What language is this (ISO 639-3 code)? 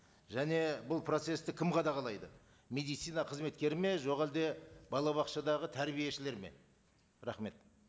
kaz